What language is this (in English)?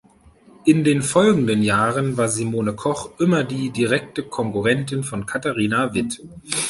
German